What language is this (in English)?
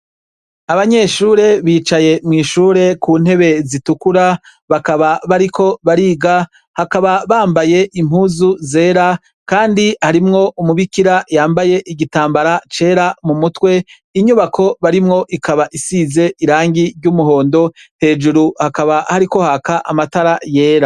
Rundi